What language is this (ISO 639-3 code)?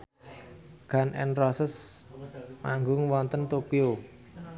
jav